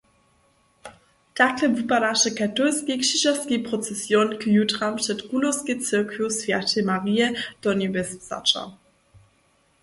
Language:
Upper Sorbian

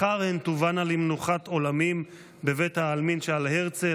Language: Hebrew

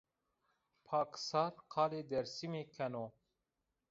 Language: Zaza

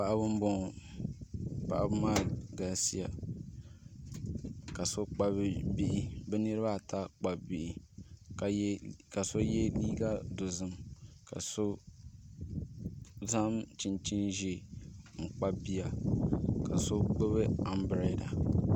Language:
Dagbani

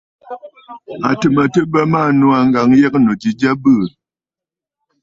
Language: Bafut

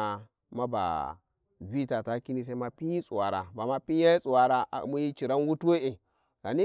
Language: Warji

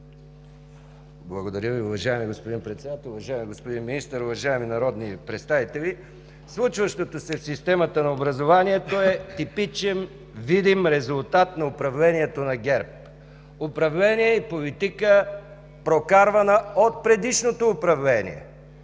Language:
Bulgarian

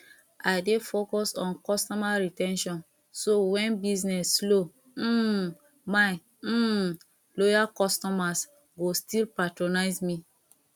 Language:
Nigerian Pidgin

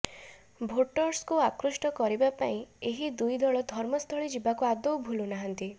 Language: Odia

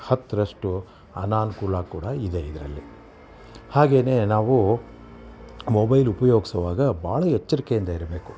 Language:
Kannada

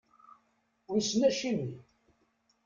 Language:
Kabyle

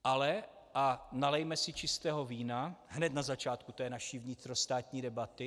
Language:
Czech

